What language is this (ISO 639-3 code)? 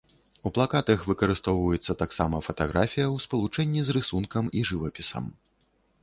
bel